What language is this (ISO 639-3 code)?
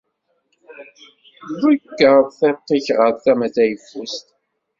kab